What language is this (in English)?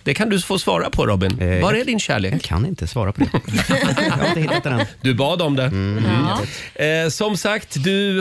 Swedish